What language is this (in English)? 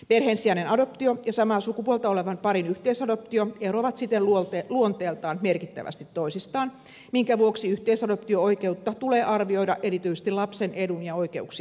Finnish